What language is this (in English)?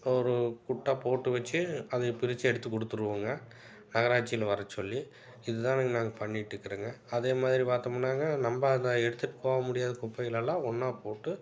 Tamil